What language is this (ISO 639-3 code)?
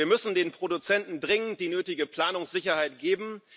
deu